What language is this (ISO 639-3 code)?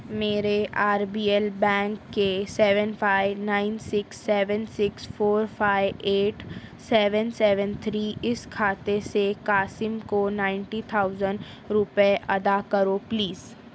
urd